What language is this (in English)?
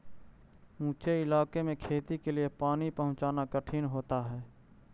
Magahi